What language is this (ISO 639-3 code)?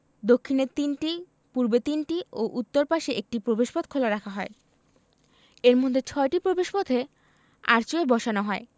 ben